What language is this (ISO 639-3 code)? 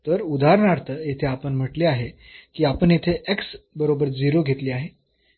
mar